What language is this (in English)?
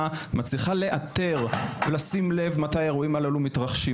Hebrew